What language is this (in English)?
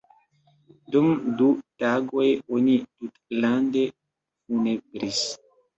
Esperanto